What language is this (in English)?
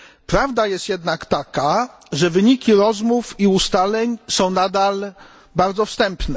Polish